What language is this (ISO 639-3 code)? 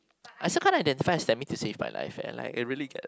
eng